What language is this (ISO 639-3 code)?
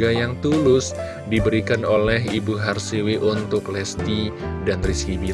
ind